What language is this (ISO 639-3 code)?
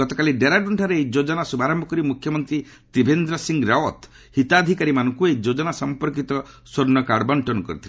ori